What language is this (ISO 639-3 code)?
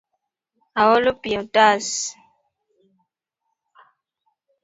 luo